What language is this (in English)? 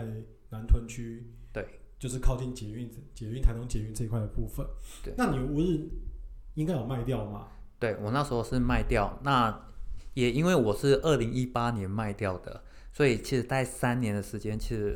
Chinese